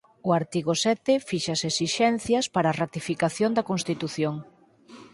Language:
Galician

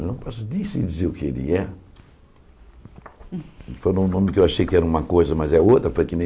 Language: Portuguese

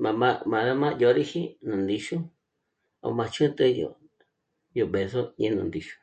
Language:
Michoacán Mazahua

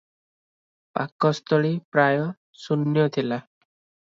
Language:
Odia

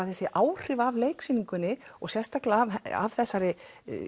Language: Icelandic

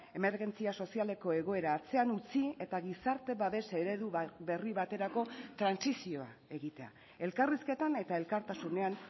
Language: Basque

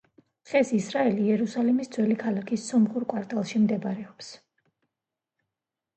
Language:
Georgian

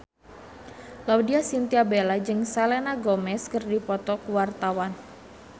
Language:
Sundanese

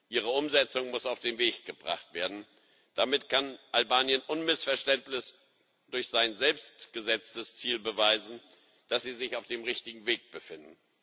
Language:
German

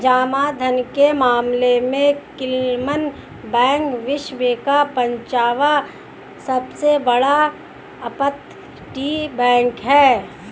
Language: Hindi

